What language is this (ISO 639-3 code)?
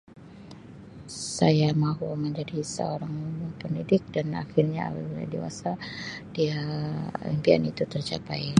msi